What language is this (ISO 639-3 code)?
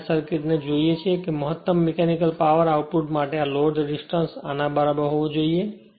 guj